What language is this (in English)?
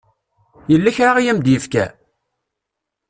Kabyle